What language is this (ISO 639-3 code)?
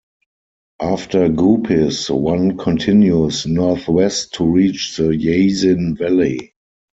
eng